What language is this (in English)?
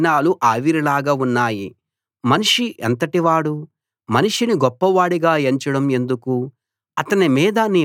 Telugu